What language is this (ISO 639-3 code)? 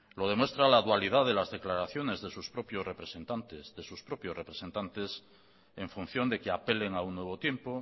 spa